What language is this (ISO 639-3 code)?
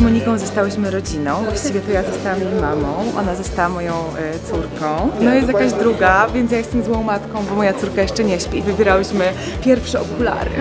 pol